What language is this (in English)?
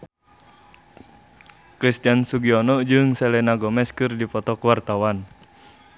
Sundanese